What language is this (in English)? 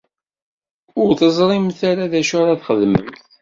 Kabyle